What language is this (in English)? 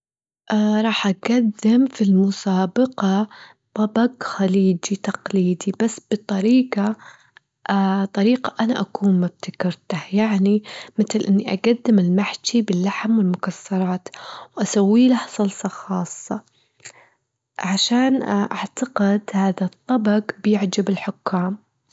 Gulf Arabic